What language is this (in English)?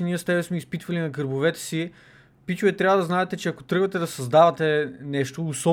Bulgarian